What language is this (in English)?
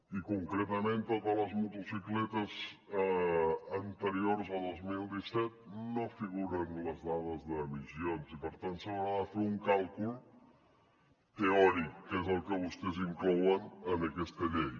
Catalan